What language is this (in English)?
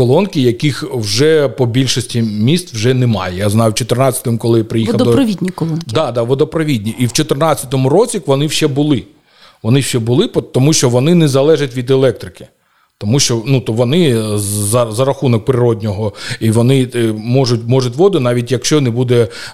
Ukrainian